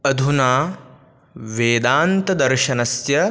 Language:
Sanskrit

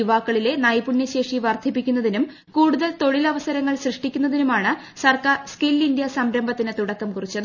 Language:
Malayalam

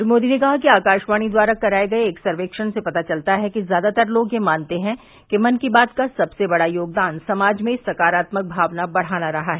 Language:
Hindi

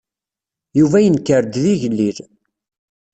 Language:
Kabyle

